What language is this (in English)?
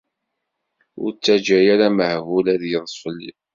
Kabyle